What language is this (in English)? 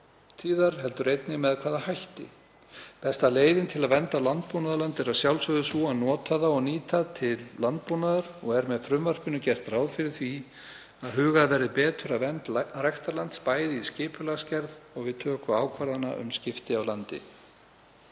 Icelandic